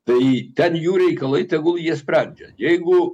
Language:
Lithuanian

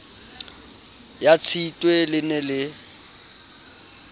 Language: Southern Sotho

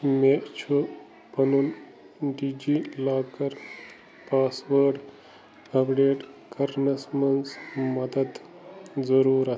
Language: Kashmiri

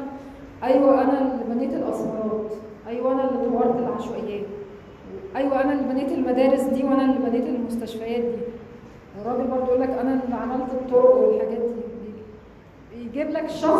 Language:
Arabic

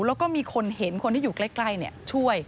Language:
Thai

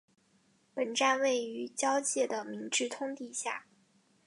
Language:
Chinese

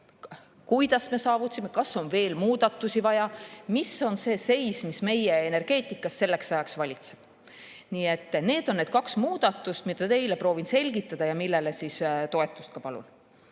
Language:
Estonian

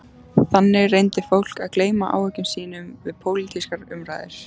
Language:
Icelandic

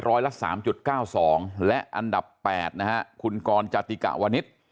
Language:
Thai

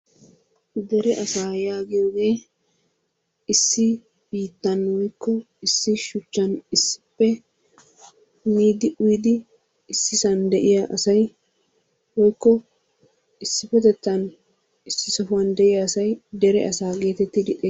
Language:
Wolaytta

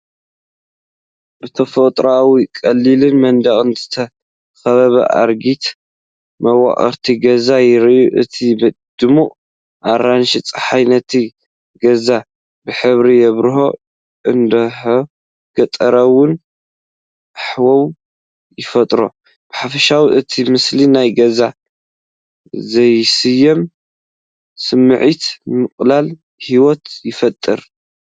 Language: Tigrinya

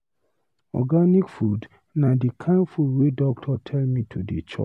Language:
Nigerian Pidgin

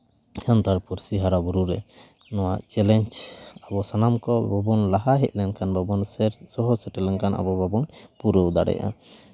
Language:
Santali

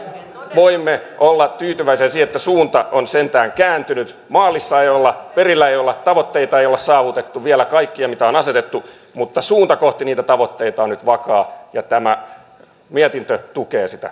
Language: Finnish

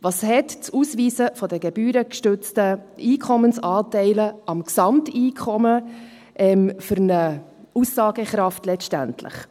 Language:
Swiss German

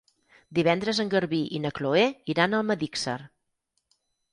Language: Catalan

